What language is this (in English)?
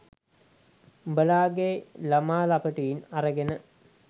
Sinhala